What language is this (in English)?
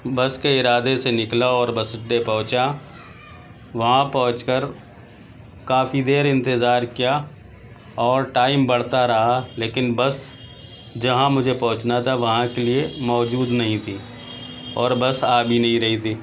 Urdu